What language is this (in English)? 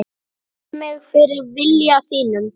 Icelandic